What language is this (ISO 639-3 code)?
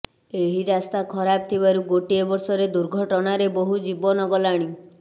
ori